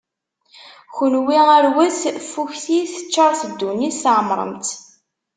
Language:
Kabyle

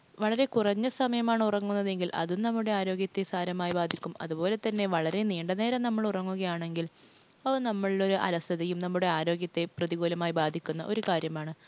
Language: Malayalam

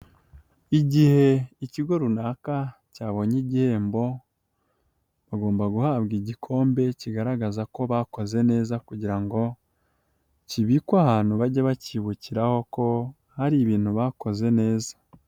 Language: Kinyarwanda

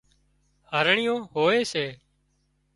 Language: Wadiyara Koli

